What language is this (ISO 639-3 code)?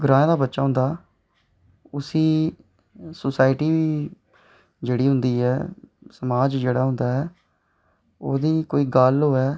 doi